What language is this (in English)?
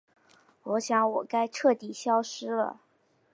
Chinese